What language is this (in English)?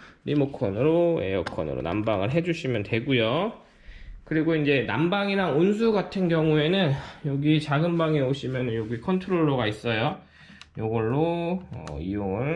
Korean